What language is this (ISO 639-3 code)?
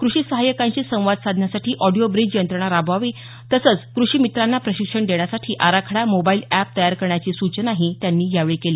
mar